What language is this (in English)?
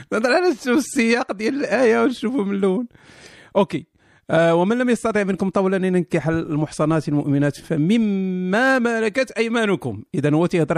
Arabic